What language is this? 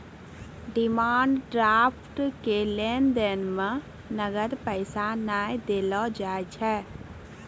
Maithili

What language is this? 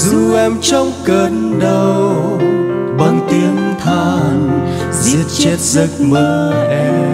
Vietnamese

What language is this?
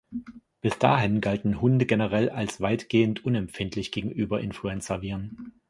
German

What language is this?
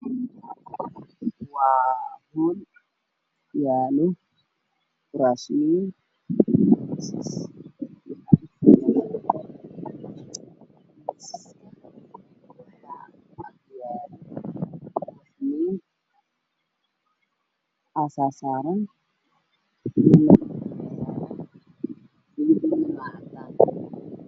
Somali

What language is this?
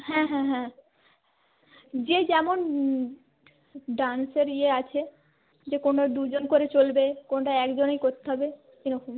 Bangla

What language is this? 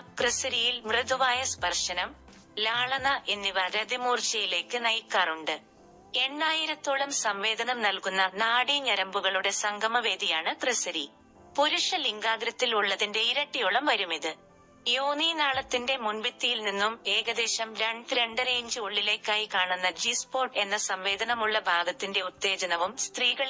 Malayalam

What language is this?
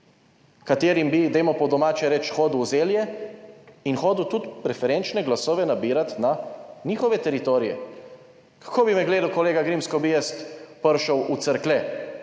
Slovenian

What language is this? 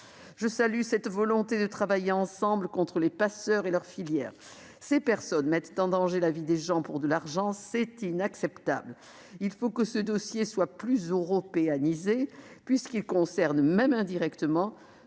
French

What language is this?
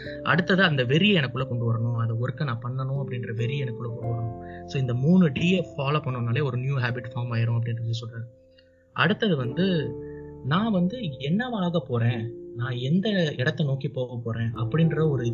Tamil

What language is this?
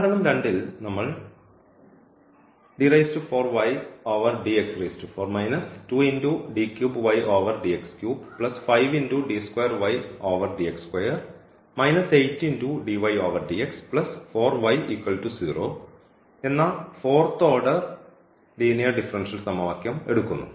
Malayalam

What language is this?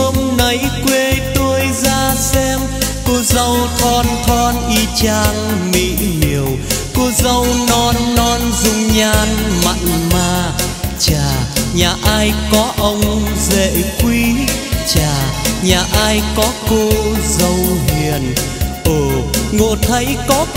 Vietnamese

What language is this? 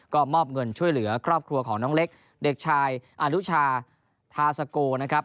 Thai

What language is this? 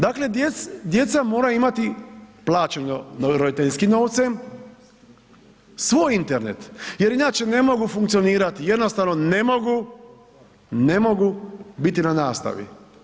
Croatian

